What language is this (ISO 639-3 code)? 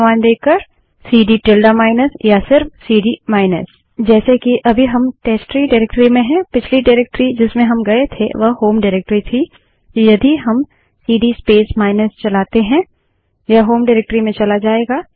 hin